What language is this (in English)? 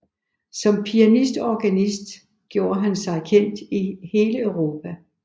Danish